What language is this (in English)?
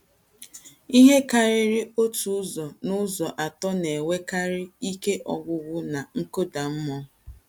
Igbo